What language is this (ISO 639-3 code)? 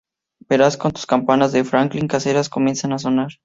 spa